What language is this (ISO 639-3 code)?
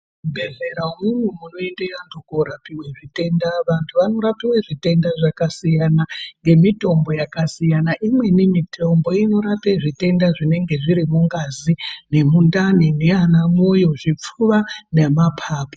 ndc